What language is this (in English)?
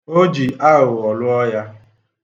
Igbo